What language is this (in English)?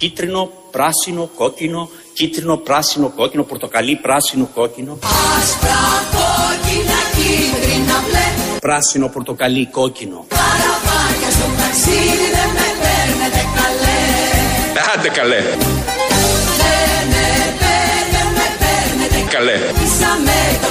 Greek